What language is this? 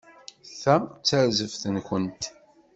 Kabyle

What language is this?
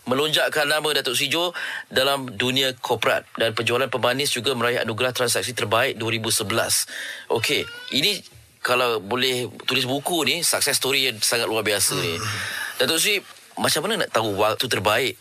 Malay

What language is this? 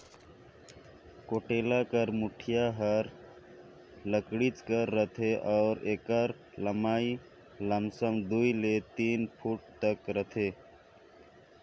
Chhattisgarhi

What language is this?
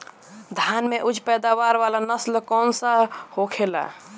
Bhojpuri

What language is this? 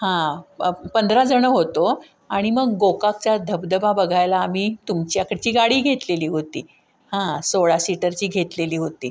Marathi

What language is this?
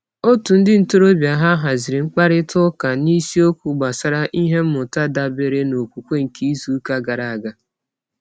Igbo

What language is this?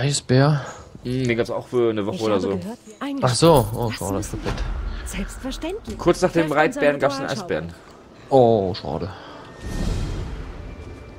German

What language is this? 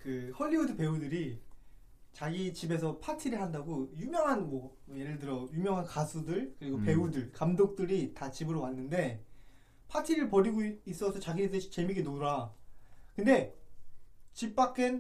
Korean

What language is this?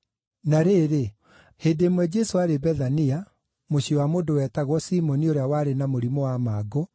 Kikuyu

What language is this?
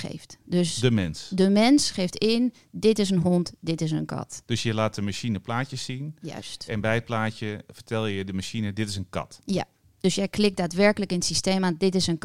Dutch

